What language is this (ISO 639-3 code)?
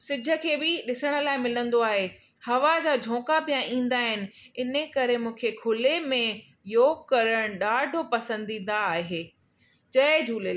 snd